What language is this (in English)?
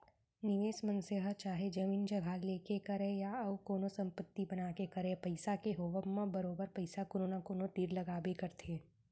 Chhattisgarhi